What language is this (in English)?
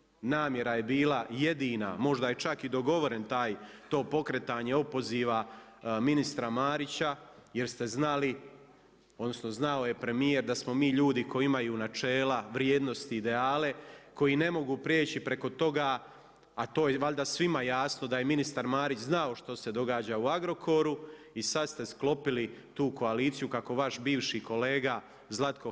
Croatian